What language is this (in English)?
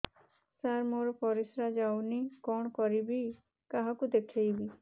Odia